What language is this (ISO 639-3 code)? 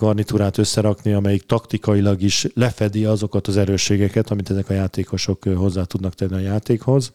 hun